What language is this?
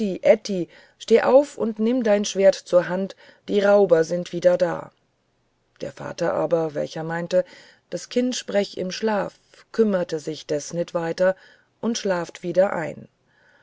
German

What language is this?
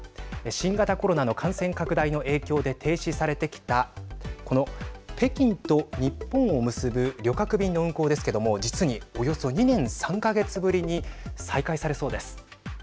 Japanese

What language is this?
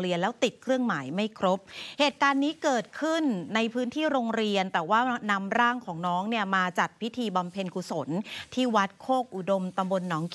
Thai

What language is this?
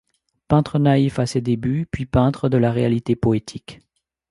French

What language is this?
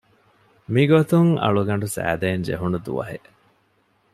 Divehi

